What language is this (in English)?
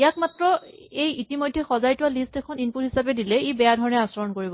Assamese